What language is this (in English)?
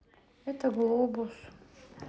Russian